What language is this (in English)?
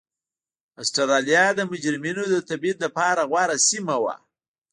Pashto